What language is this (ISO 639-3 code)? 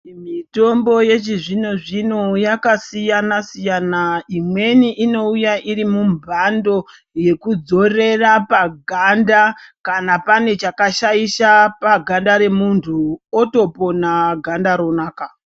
ndc